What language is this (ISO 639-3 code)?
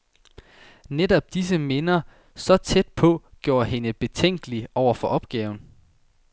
dan